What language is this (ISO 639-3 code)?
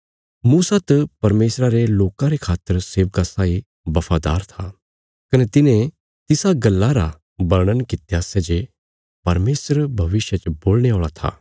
kfs